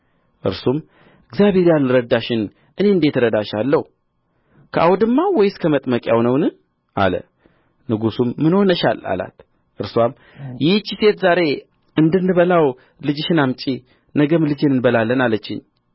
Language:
Amharic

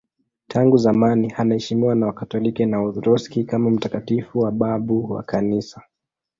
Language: Swahili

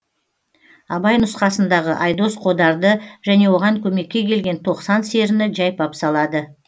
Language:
Kazakh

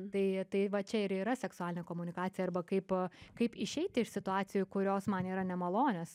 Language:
Lithuanian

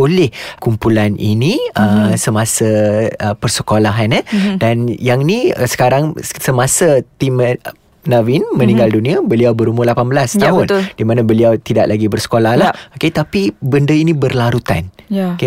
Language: Malay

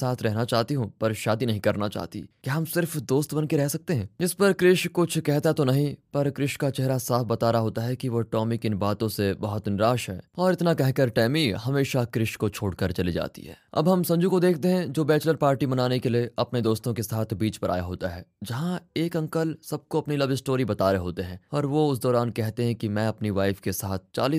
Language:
Hindi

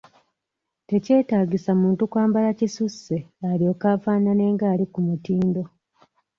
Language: Ganda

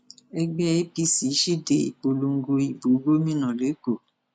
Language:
Yoruba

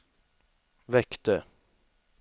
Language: Swedish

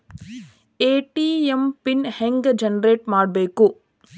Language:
Kannada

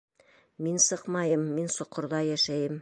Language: Bashkir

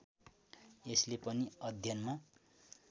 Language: Nepali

